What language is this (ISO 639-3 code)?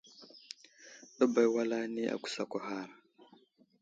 udl